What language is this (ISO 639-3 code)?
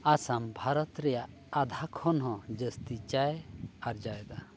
sat